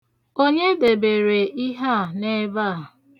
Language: Igbo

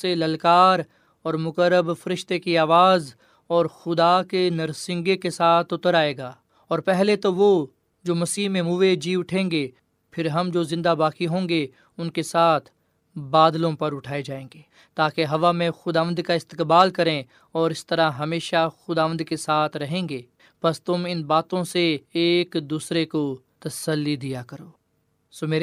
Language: Urdu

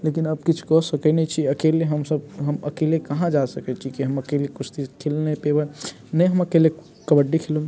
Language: Maithili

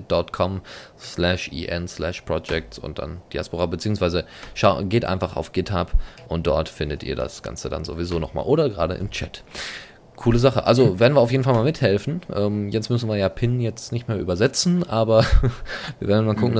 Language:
German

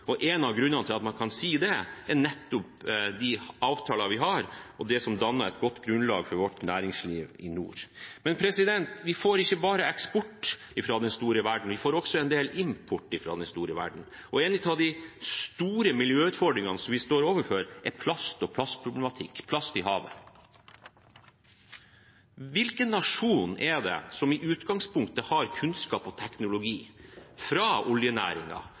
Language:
Norwegian Bokmål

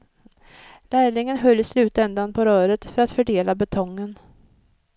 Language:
Swedish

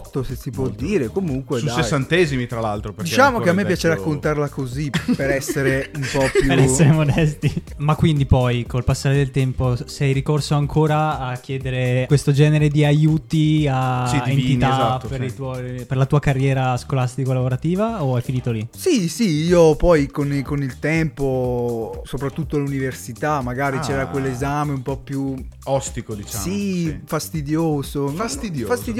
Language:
Italian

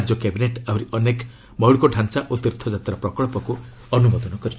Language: Odia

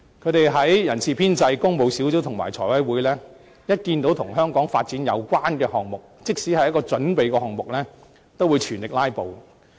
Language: Cantonese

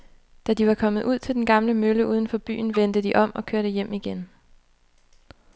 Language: Danish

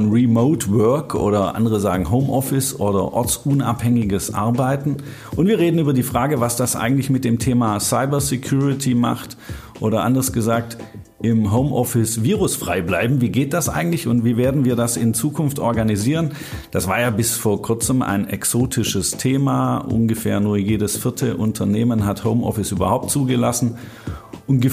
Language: German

